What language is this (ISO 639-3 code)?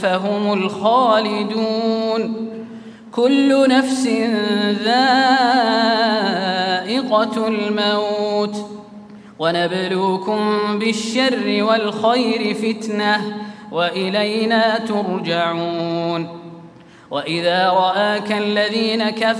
ara